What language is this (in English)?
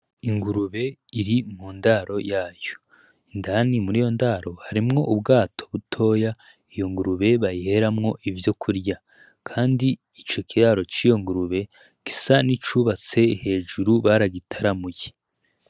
Rundi